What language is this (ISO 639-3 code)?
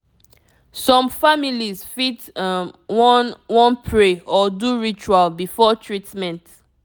pcm